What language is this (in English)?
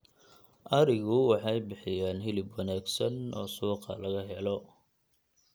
Somali